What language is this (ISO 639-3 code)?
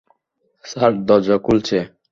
ben